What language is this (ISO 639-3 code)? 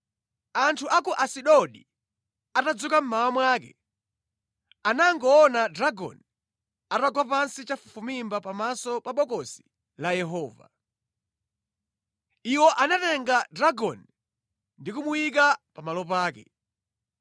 nya